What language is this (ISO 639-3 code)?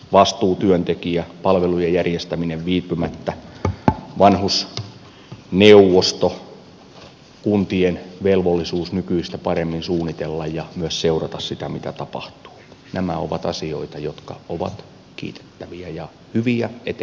fin